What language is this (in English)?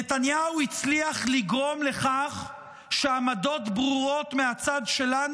Hebrew